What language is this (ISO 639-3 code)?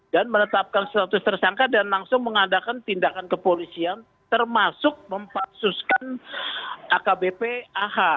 ind